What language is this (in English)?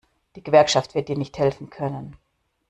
German